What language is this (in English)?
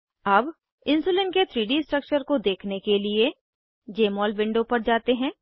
Hindi